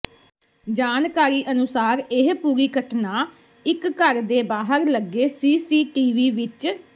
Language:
Punjabi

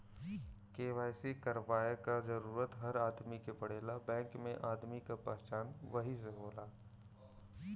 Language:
Bhojpuri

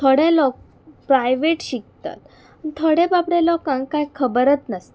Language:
Konkani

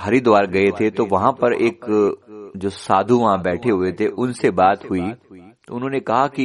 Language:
Hindi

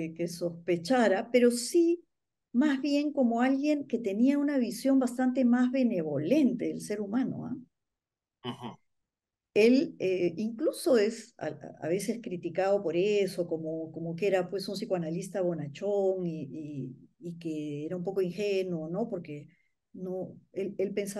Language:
Spanish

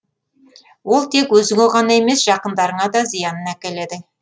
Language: Kazakh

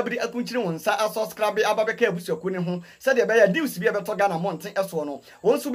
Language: English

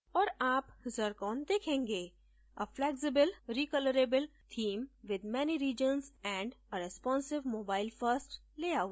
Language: Hindi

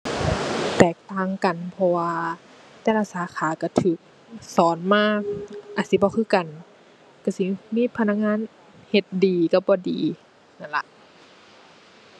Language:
Thai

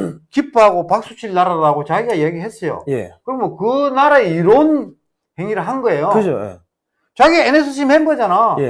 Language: Korean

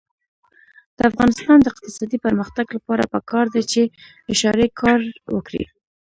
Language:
Pashto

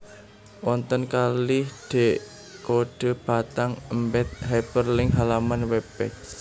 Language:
Javanese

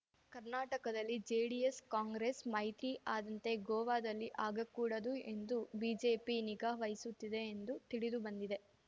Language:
Kannada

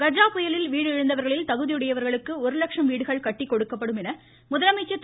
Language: Tamil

